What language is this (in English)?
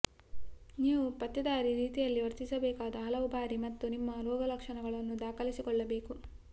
Kannada